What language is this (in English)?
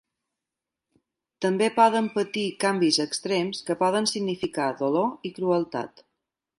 Catalan